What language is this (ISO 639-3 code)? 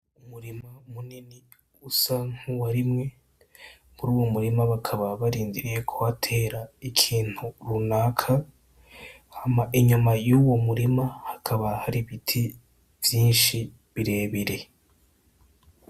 run